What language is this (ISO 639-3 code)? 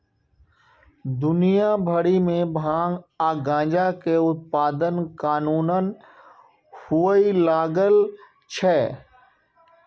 mai